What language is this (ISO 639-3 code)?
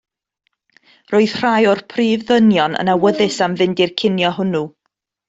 cym